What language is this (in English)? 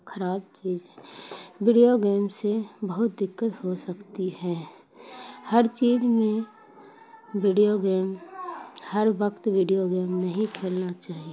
Urdu